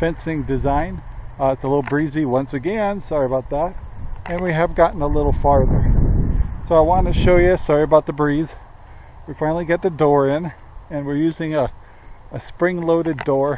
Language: English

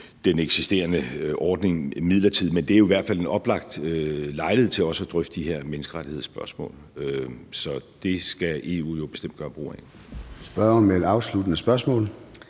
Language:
Danish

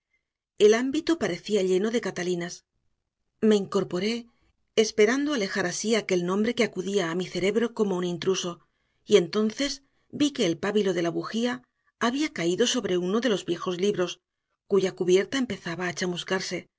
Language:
Spanish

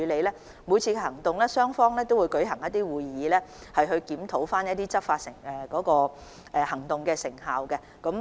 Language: Cantonese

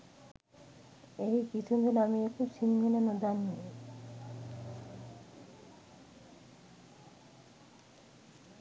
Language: Sinhala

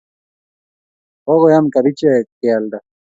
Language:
Kalenjin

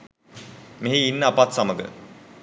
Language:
Sinhala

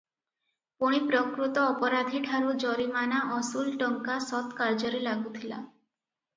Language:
Odia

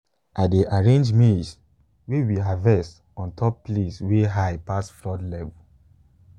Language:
Nigerian Pidgin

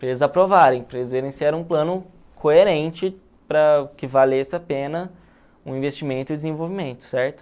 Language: Portuguese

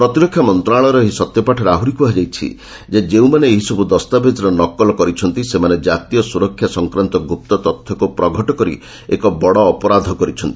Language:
Odia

